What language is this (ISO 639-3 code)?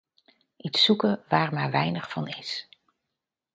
nld